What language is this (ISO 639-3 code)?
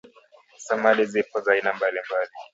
swa